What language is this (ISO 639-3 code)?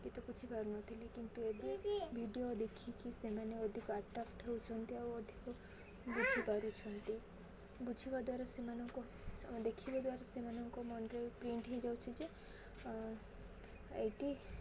ori